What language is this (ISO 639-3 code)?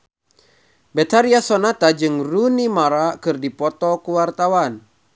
sun